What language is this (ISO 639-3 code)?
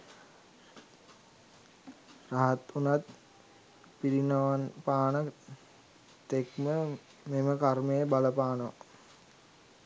sin